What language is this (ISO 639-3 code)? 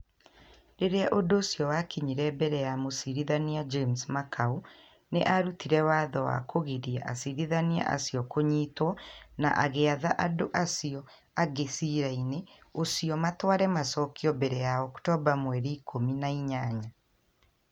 kik